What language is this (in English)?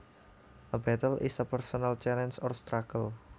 Javanese